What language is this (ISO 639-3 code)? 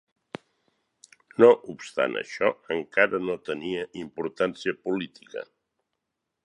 cat